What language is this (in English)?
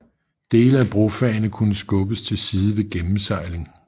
Danish